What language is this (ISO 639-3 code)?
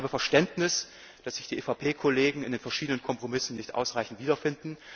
deu